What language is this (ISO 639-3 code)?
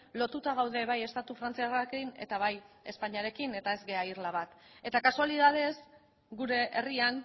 eus